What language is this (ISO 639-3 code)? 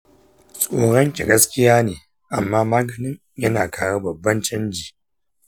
hau